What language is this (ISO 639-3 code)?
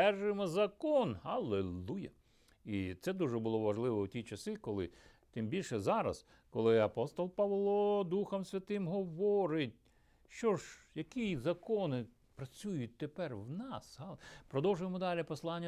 ukr